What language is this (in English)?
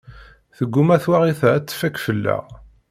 Kabyle